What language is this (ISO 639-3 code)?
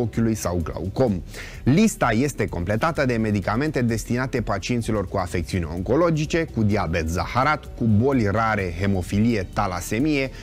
ron